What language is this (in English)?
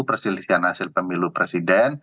Indonesian